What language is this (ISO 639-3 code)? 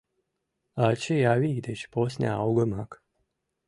chm